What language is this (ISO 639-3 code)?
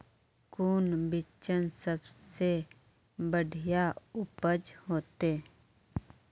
mag